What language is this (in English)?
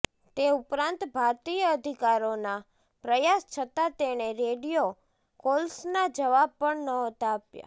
Gujarati